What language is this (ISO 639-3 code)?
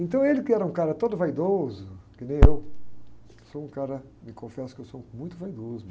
por